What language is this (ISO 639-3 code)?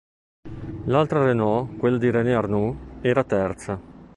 ita